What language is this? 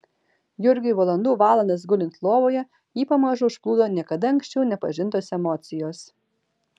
Lithuanian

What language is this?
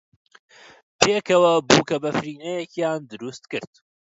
Central Kurdish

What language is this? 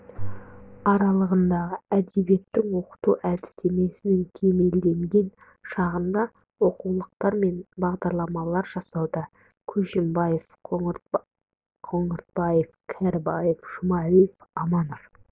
Kazakh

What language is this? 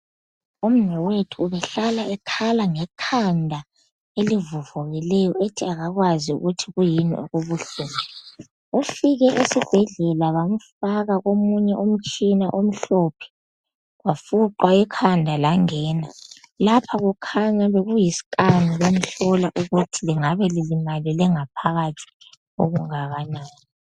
North Ndebele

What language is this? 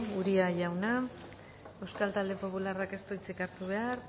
Basque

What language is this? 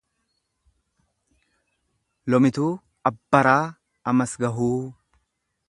Oromo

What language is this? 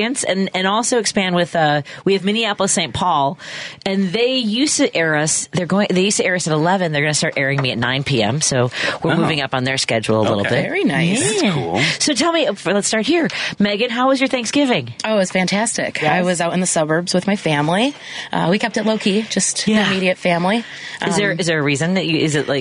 English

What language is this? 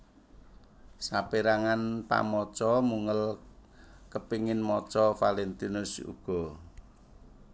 Javanese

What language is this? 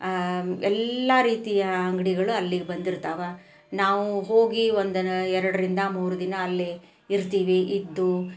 Kannada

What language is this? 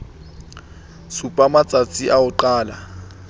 Southern Sotho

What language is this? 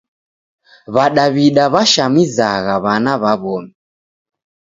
Taita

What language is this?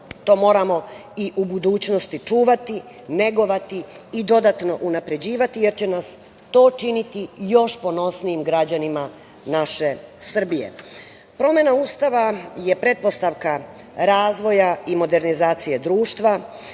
Serbian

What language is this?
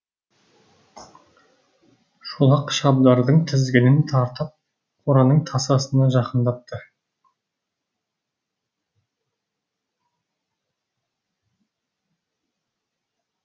Kazakh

